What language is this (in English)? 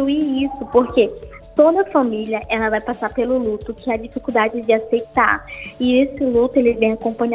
Portuguese